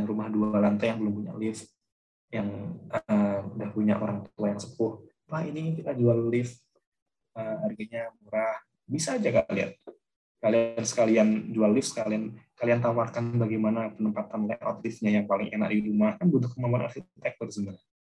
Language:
Indonesian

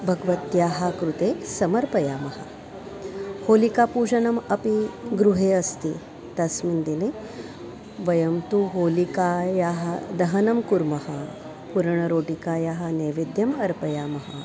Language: Sanskrit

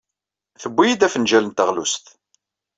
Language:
Kabyle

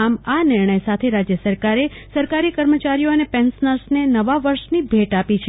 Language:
Gujarati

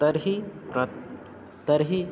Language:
Sanskrit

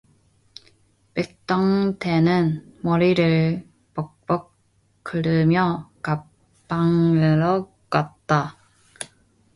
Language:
Korean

